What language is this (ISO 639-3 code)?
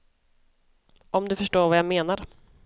swe